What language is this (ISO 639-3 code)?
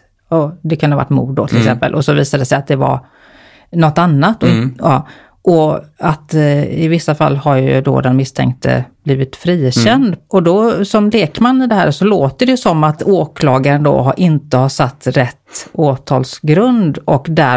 swe